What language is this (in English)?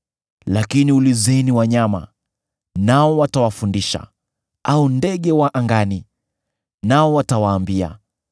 Swahili